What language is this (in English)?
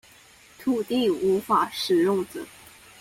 Chinese